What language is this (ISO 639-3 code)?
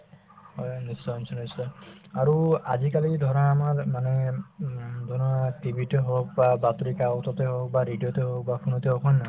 asm